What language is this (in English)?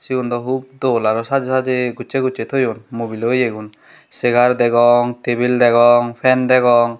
Chakma